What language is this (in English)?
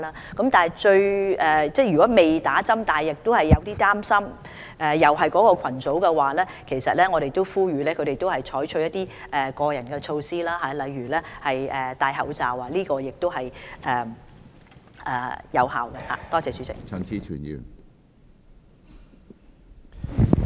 Cantonese